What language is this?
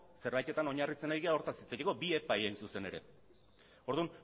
Basque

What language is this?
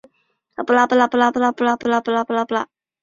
Chinese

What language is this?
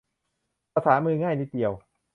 Thai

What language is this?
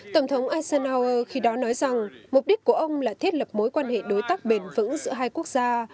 Vietnamese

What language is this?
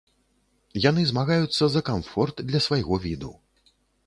Belarusian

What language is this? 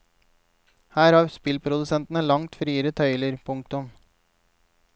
Norwegian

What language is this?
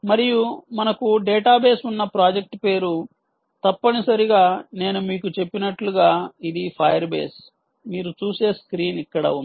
Telugu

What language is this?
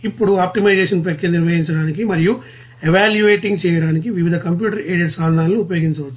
Telugu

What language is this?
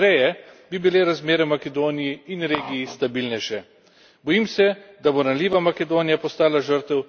Slovenian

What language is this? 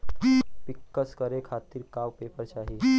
Bhojpuri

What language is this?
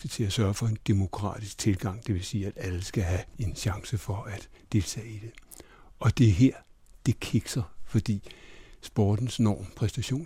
Danish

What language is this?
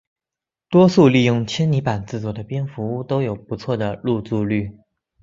Chinese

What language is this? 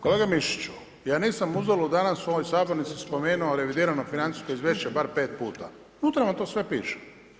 Croatian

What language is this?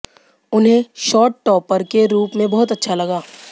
Hindi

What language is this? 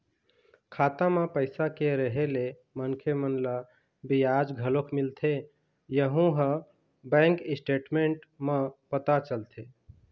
Chhattisgarhi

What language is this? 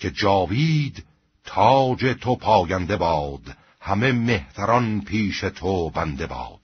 Persian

